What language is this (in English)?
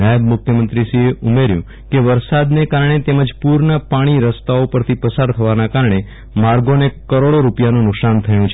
Gujarati